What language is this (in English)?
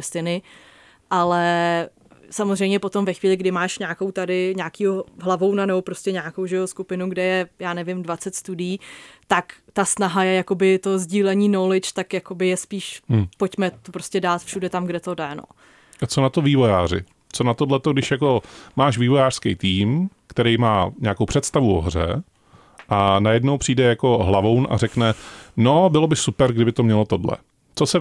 Czech